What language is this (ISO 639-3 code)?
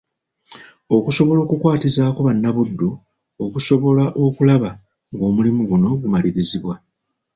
lug